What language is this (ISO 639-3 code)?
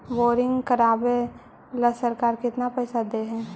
mag